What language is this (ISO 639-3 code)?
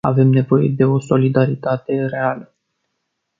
ron